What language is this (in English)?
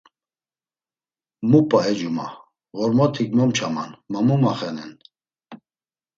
Laz